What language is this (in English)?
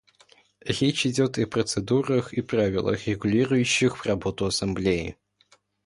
Russian